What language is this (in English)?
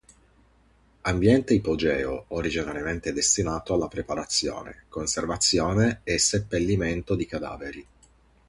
Italian